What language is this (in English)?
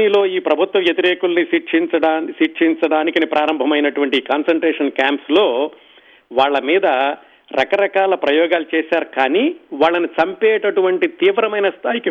Telugu